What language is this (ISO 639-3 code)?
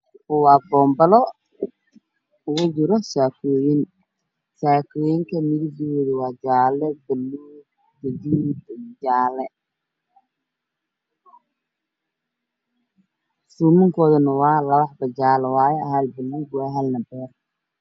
som